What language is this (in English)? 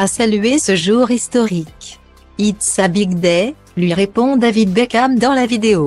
French